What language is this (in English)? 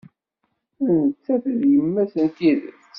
Kabyle